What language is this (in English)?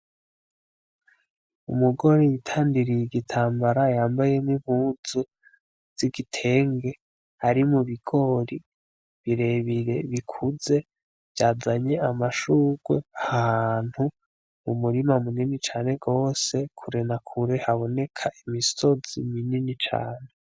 Rundi